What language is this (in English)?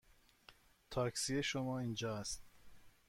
Persian